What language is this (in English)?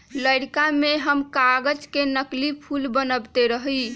Magahi